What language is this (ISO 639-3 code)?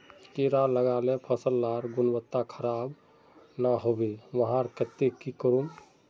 mag